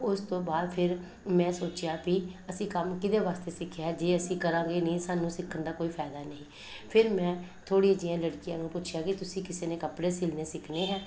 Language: Punjabi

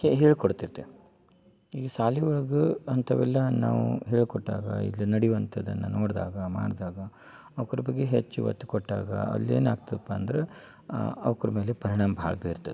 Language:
Kannada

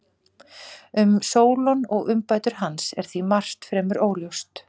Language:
Icelandic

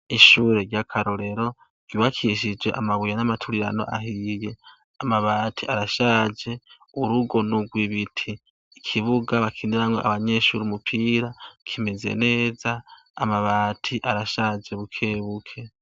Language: Rundi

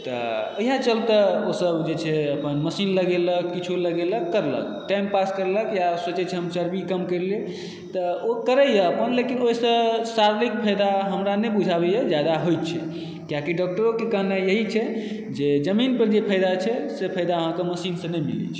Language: Maithili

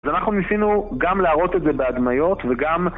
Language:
Hebrew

